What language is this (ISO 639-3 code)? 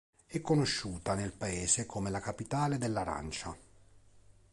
ita